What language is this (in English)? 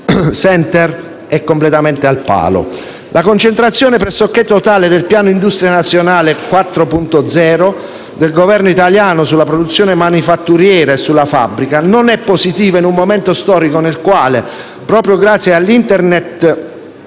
Italian